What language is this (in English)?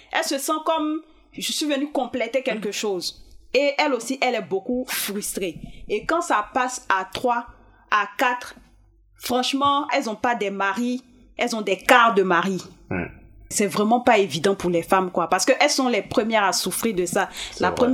French